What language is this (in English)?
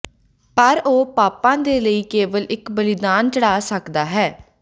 Punjabi